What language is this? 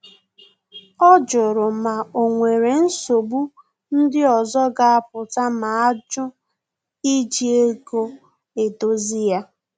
Igbo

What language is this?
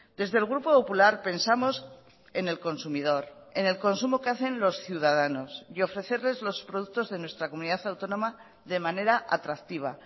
Spanish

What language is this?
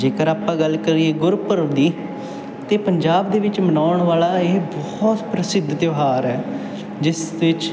Punjabi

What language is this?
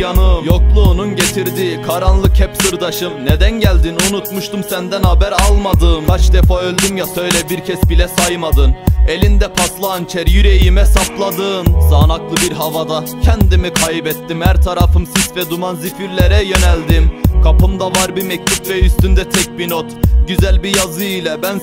Turkish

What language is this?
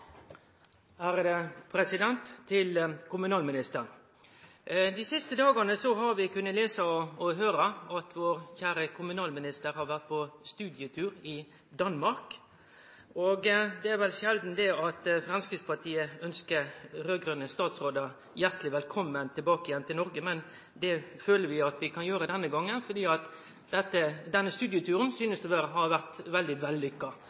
Norwegian Nynorsk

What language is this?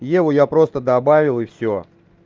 Russian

